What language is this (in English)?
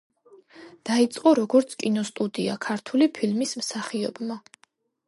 Georgian